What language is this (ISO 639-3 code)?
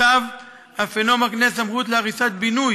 heb